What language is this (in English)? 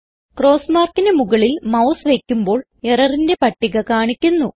Malayalam